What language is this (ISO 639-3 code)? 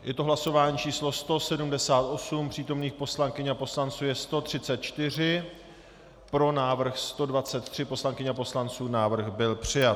ces